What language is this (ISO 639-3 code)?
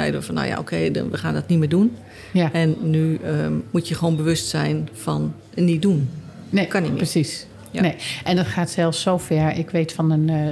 nld